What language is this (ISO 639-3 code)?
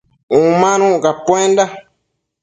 mcf